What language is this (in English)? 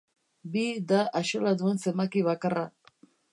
Basque